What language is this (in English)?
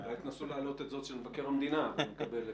Hebrew